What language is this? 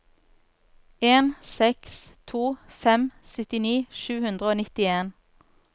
Norwegian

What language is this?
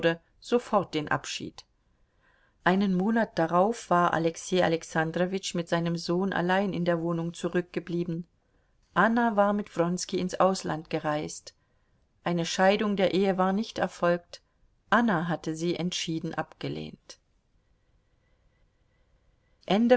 German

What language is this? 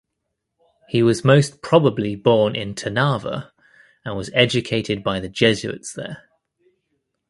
English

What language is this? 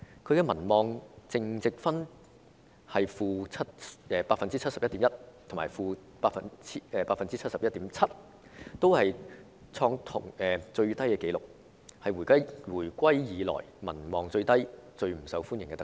Cantonese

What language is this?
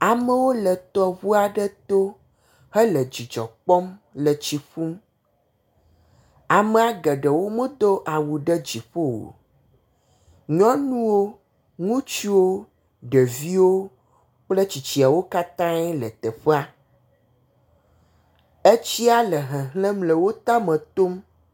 Ewe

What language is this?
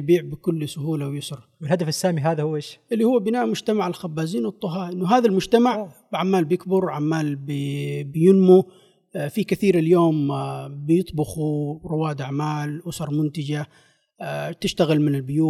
Arabic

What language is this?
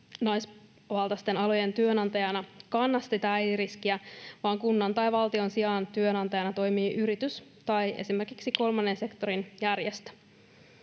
Finnish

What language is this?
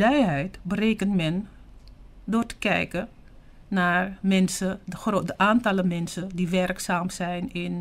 Dutch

